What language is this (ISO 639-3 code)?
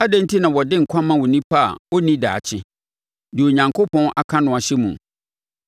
aka